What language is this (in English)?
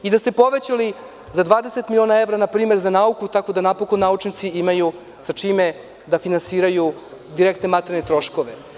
Serbian